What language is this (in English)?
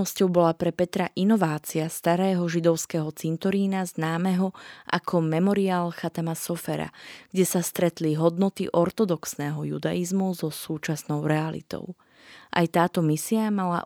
Slovak